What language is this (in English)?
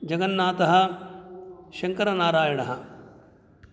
Sanskrit